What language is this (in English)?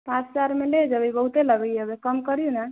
Maithili